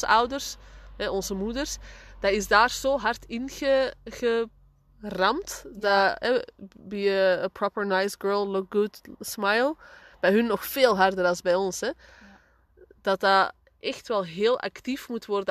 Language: Dutch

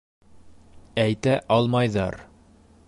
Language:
Bashkir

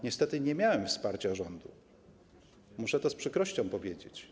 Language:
Polish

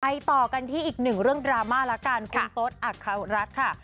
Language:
Thai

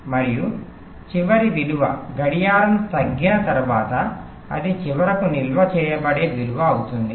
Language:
Telugu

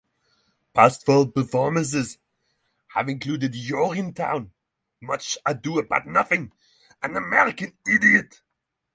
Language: English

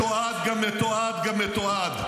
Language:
Hebrew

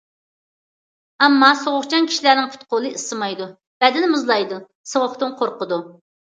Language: Uyghur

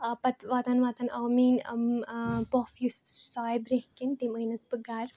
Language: Kashmiri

